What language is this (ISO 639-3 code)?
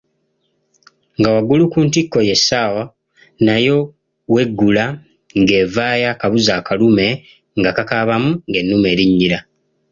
lug